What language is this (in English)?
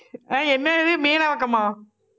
Tamil